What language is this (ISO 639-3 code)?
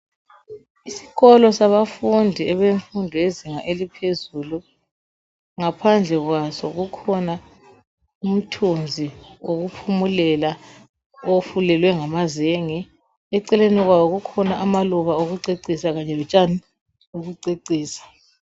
nde